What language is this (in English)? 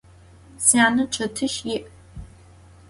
Adyghe